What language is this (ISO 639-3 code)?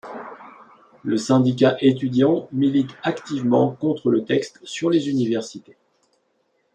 fra